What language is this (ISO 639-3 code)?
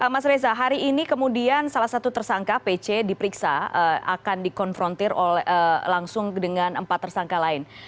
ind